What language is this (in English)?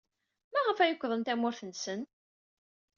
Kabyle